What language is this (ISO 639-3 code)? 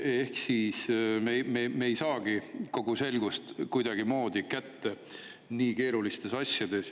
est